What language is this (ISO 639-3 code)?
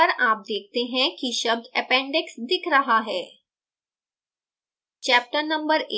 hin